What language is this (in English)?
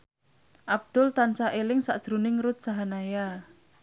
Javanese